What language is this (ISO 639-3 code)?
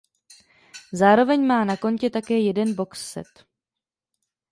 ces